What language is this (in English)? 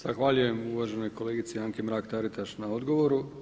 Croatian